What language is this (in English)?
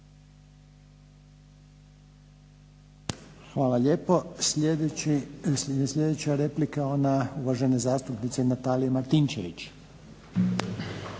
Croatian